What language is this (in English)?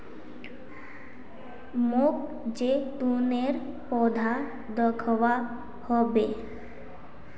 Magahi